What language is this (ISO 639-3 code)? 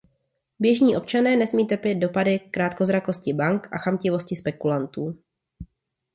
ces